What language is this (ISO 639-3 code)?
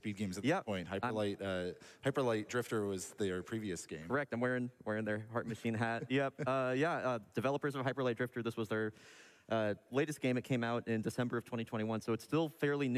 jpn